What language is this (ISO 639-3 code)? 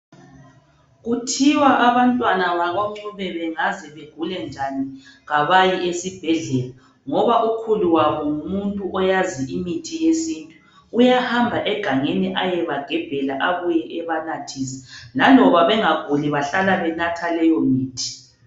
nde